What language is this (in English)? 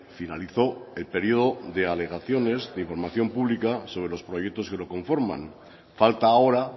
Spanish